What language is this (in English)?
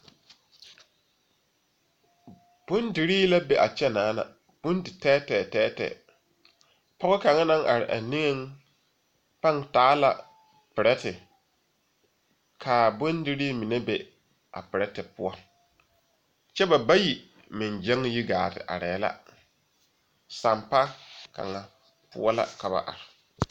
Southern Dagaare